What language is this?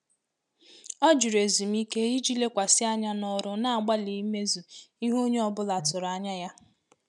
Igbo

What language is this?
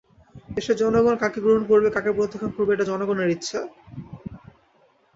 Bangla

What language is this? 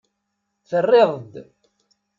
Kabyle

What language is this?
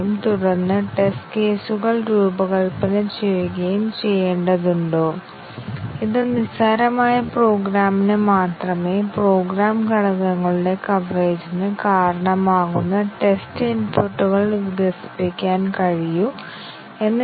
Malayalam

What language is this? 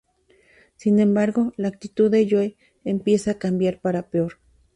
Spanish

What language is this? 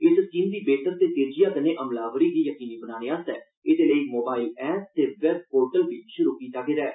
Dogri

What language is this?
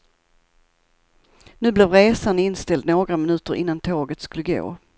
Swedish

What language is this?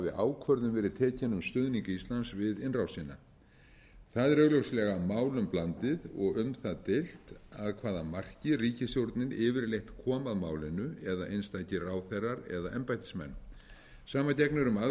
Icelandic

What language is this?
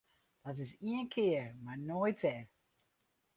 Western Frisian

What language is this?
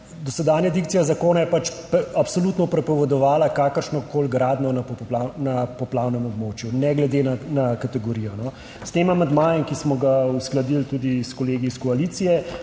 Slovenian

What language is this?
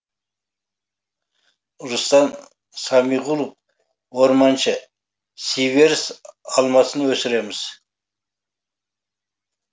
Kazakh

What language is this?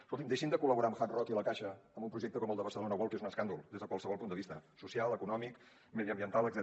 Catalan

